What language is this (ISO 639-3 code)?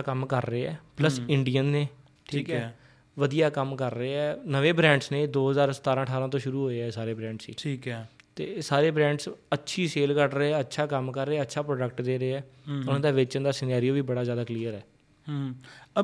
pan